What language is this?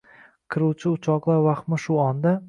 Uzbek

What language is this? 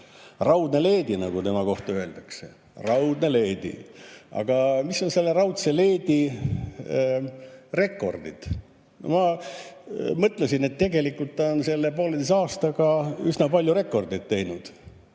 Estonian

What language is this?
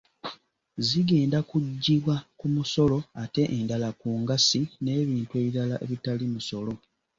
Ganda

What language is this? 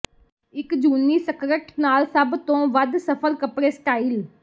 Punjabi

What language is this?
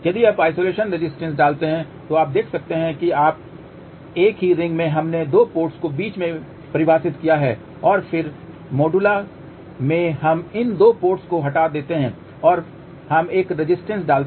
Hindi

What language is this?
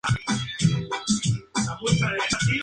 Spanish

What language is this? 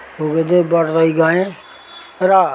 Nepali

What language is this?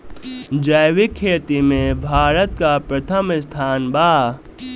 Bhojpuri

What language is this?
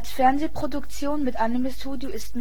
German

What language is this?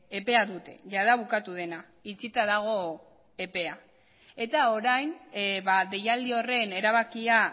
Basque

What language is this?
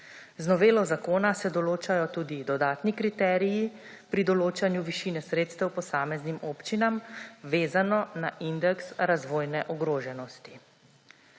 Slovenian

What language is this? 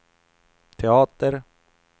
Swedish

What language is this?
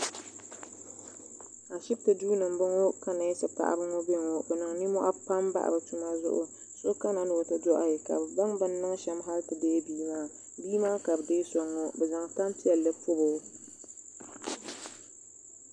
Dagbani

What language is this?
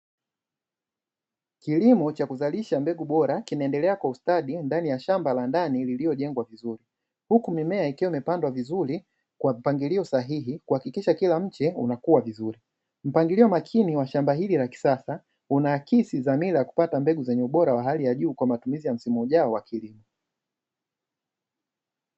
Swahili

